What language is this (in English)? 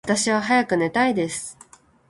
Japanese